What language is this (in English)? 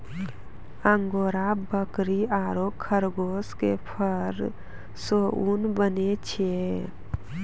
Maithili